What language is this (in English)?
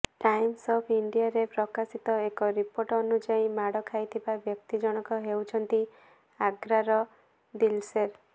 Odia